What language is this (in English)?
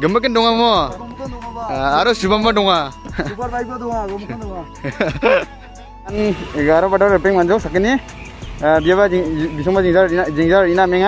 Indonesian